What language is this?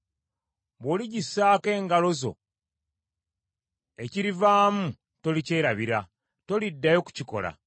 Ganda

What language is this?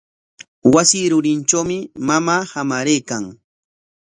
Corongo Ancash Quechua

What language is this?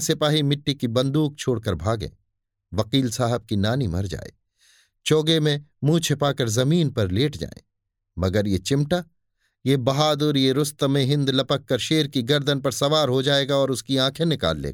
Hindi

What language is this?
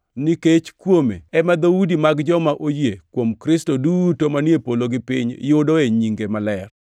Luo (Kenya and Tanzania)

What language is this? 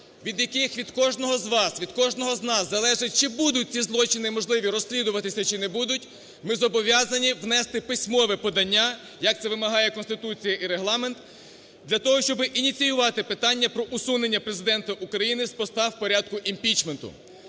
Ukrainian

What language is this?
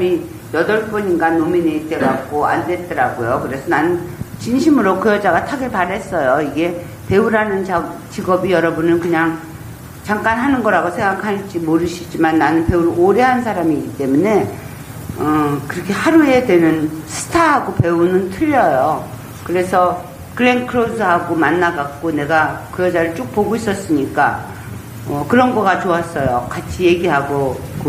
Korean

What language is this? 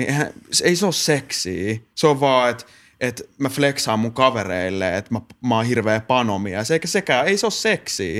Finnish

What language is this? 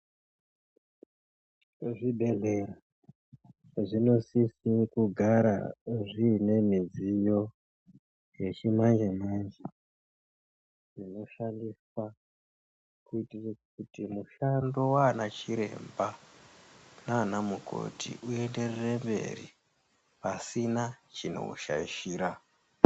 Ndau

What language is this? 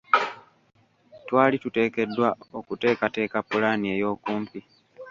Ganda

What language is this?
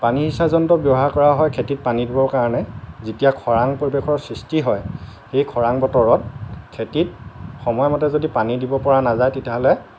Assamese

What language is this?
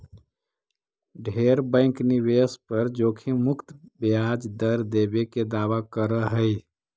Magahi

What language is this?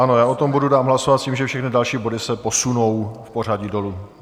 Czech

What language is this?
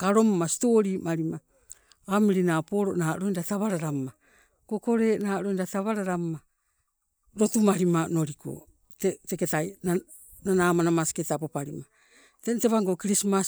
Sibe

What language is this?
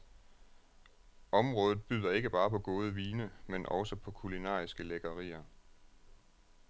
Danish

